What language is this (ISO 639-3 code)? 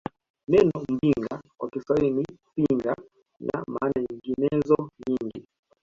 swa